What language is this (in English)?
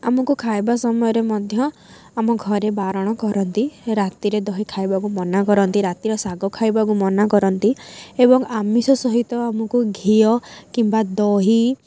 Odia